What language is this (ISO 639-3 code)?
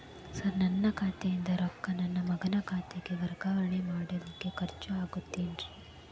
kan